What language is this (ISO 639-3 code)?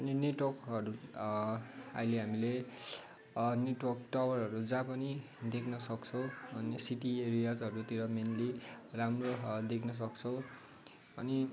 nep